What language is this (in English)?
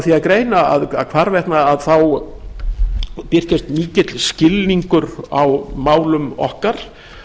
Icelandic